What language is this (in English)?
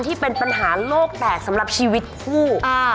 Thai